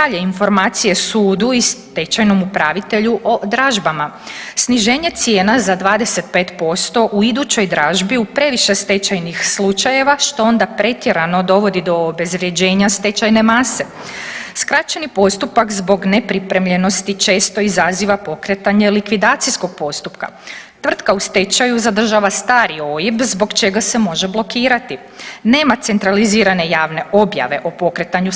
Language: Croatian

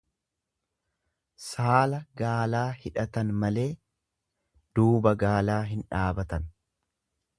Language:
Oromo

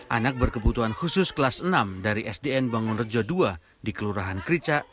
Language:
Indonesian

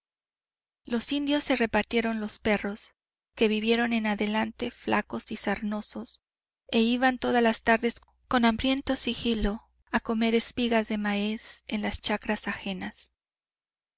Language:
Spanish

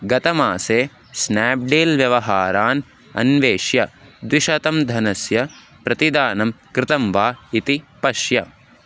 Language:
Sanskrit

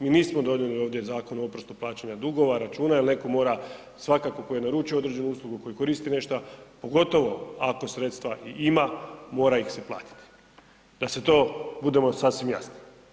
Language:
Croatian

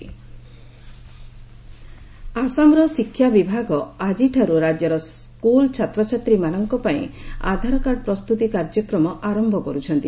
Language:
Odia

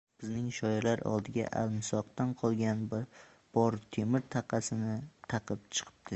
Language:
Uzbek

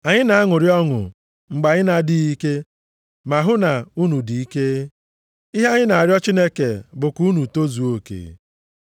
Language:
Igbo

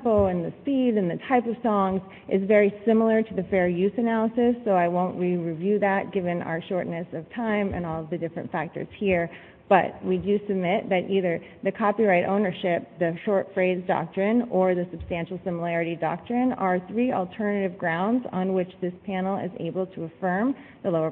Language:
English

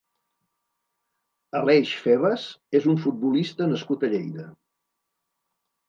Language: Catalan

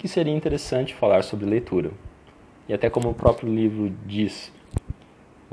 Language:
Portuguese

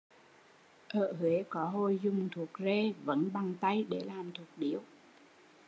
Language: Vietnamese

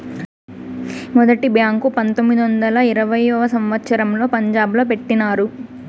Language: Telugu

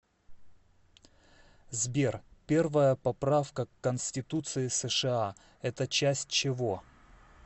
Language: Russian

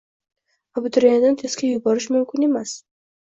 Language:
Uzbek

